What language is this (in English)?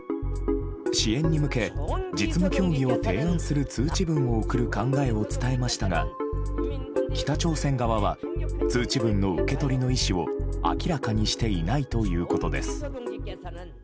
Japanese